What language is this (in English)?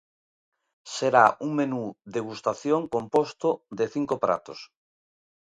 Galician